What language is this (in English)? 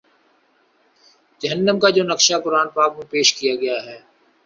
Urdu